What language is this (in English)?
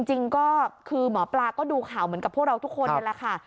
Thai